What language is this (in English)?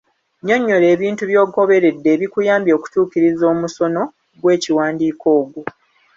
Ganda